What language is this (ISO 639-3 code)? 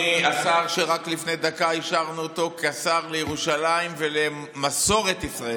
heb